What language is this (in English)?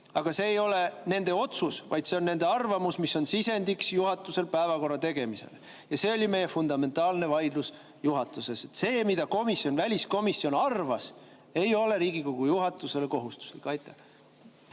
Estonian